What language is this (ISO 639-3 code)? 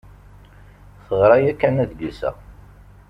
kab